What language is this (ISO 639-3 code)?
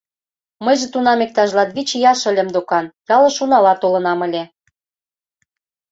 chm